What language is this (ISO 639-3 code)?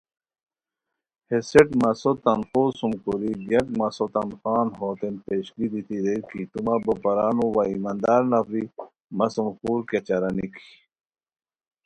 khw